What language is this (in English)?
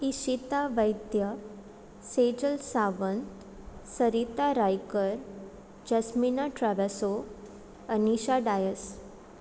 Konkani